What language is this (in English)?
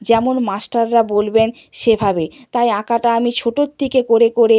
Bangla